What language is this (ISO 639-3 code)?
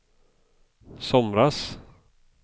swe